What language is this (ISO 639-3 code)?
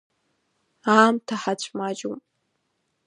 abk